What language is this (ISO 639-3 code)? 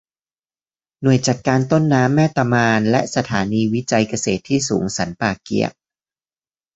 tha